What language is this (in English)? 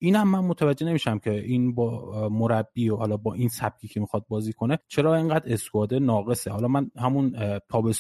Persian